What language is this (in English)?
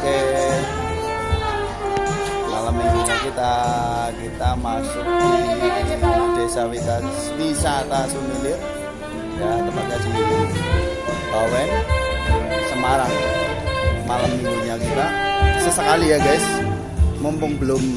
Indonesian